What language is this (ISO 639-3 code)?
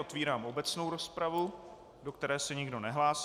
ces